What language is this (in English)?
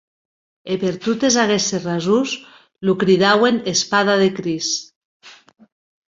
Occitan